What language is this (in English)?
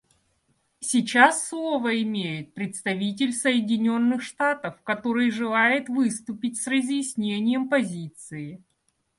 Russian